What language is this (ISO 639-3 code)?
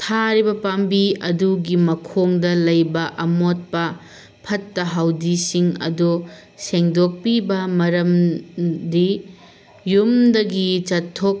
mni